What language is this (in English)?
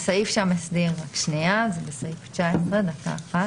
Hebrew